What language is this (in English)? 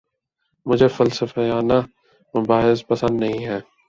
Urdu